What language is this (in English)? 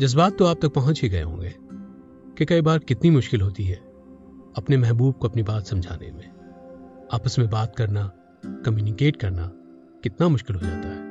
Hindi